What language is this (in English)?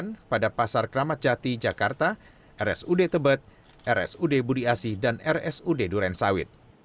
Indonesian